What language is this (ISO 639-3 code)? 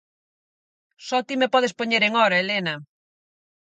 glg